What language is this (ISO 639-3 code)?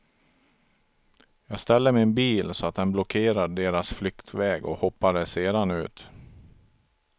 swe